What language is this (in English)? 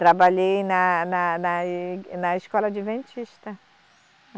Portuguese